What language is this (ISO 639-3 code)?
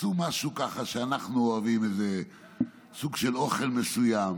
heb